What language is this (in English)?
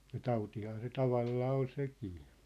Finnish